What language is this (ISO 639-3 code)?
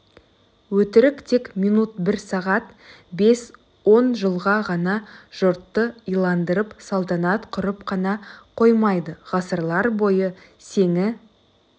kaz